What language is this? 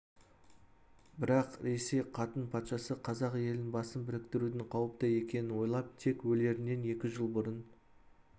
Kazakh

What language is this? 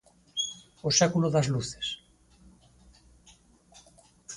Galician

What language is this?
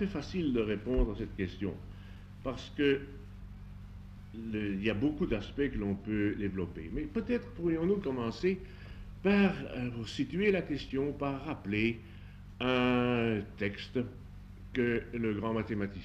French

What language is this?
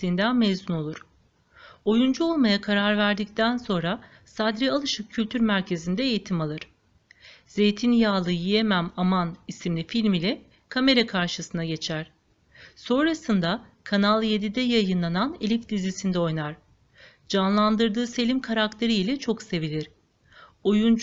Turkish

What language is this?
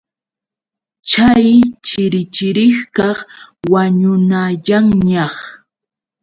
Yauyos Quechua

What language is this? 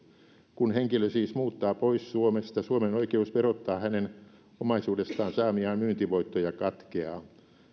Finnish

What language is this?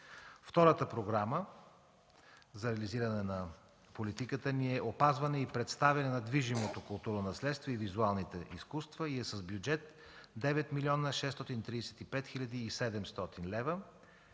Bulgarian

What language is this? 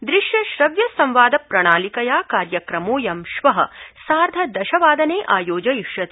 Sanskrit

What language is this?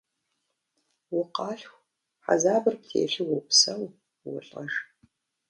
Kabardian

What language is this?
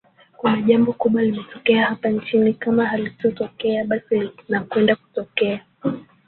Swahili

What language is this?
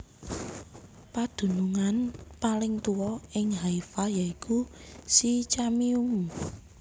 Javanese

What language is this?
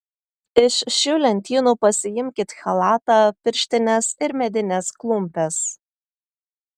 Lithuanian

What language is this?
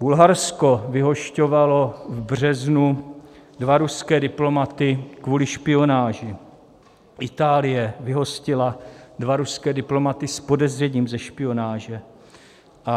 Czech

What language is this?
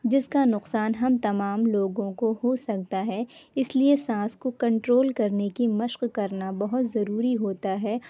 Urdu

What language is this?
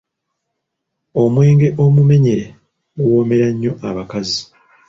Ganda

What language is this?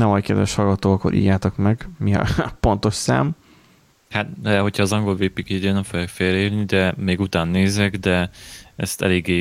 Hungarian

